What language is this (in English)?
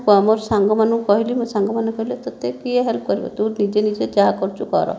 Odia